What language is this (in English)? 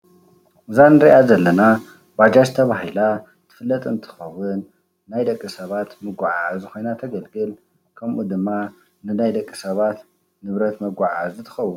Tigrinya